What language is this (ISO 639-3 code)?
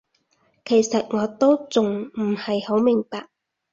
yue